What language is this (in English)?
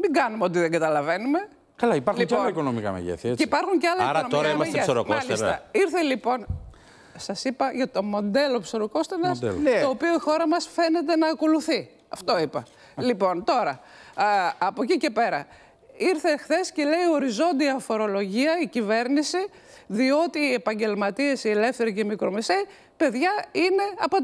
Greek